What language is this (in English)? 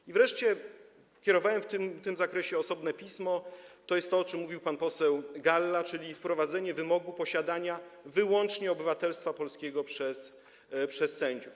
Polish